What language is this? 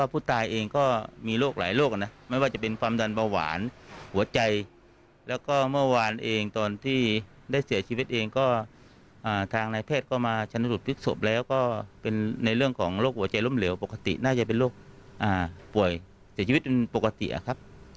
Thai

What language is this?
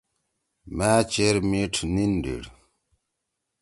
Torwali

